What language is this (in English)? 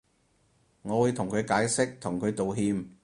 Cantonese